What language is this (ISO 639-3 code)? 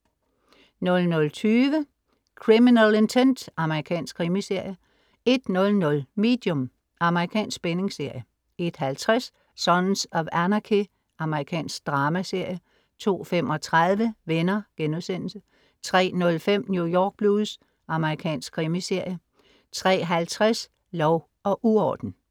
dan